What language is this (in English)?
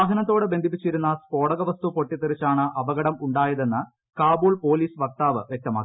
Malayalam